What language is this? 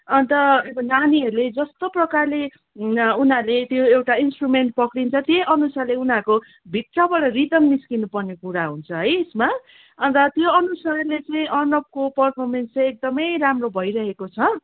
Nepali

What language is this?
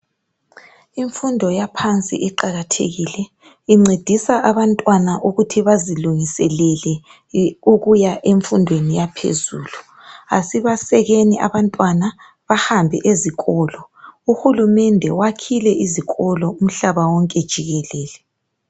North Ndebele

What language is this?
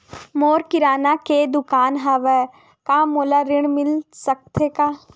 Chhattisgarhi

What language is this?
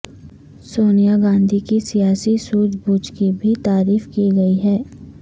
Urdu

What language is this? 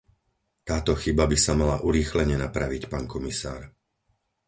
Slovak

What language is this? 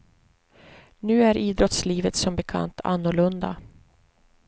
Swedish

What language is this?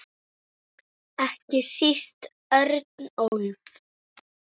Icelandic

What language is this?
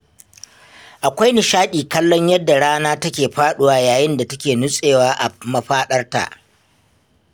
Hausa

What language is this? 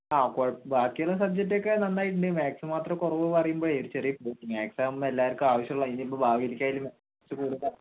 Malayalam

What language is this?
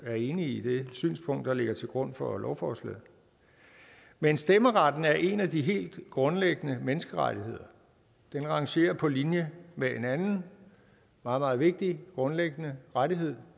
Danish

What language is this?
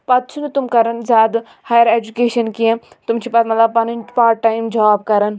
Kashmiri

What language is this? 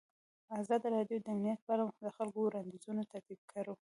Pashto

